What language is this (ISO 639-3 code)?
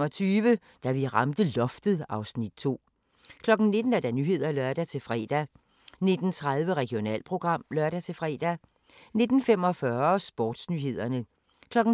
dan